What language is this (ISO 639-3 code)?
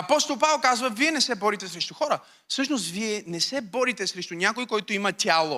bul